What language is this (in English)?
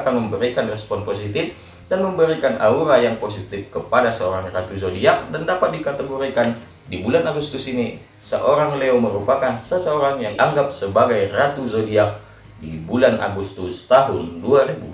Indonesian